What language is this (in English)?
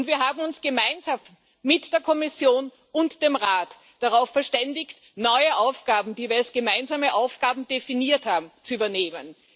German